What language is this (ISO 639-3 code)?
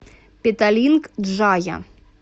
rus